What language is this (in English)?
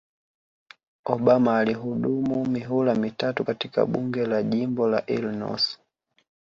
Swahili